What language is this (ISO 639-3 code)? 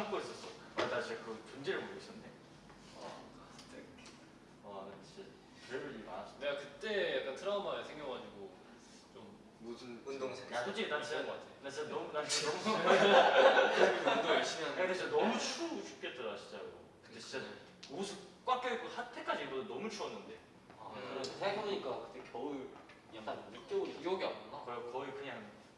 kor